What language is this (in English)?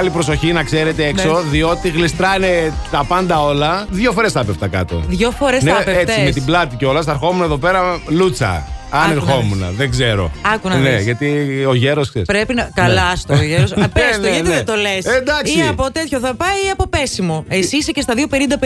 Greek